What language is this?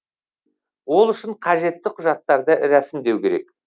Kazakh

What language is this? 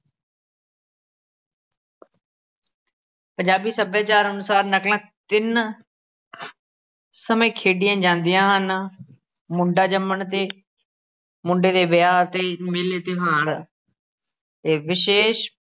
Punjabi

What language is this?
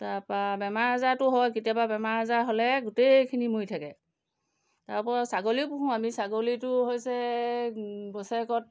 Assamese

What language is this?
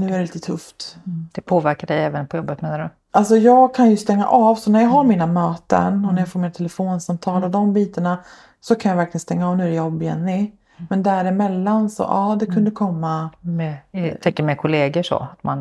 Swedish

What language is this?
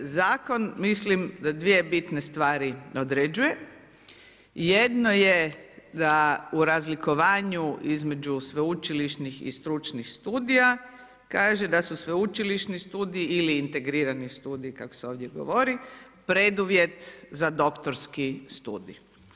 Croatian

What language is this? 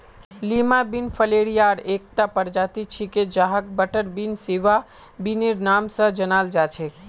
Magahi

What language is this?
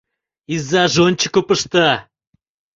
Mari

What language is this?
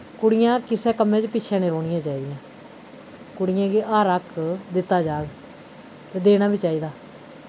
Dogri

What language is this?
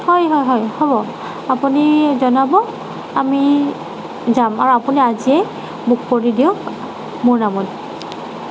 Assamese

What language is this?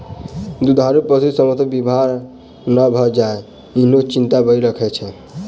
Maithili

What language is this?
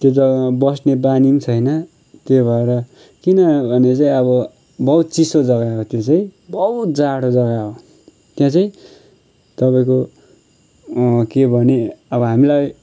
Nepali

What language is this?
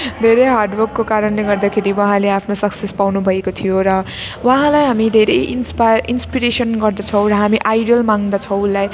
Nepali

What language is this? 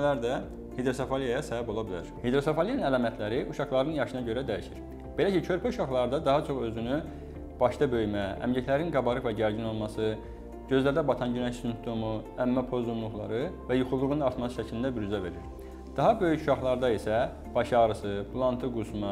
Turkish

